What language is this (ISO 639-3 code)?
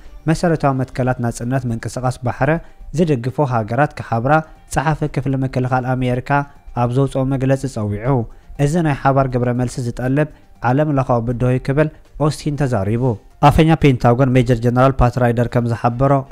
ara